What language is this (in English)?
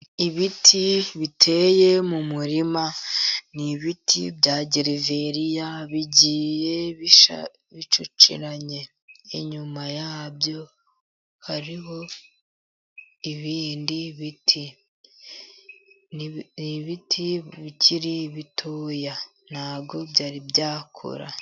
Kinyarwanda